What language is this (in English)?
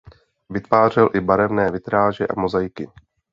Czech